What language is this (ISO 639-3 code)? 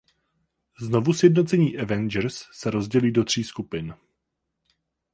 ces